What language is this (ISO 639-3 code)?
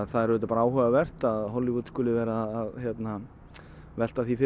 isl